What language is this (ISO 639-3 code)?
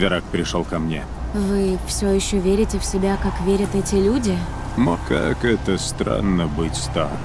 rus